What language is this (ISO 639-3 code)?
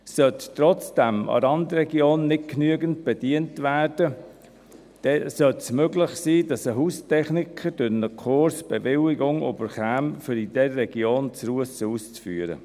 gsw